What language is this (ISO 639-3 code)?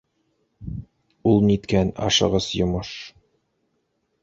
bak